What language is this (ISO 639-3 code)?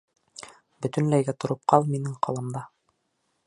bak